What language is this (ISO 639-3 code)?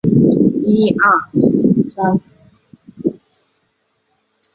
zho